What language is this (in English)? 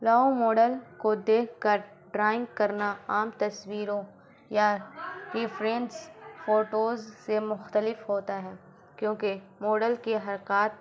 Urdu